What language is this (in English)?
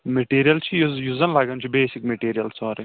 Kashmiri